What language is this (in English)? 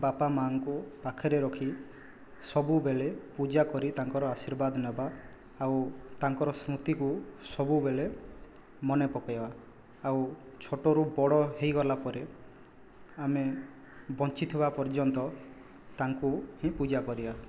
Odia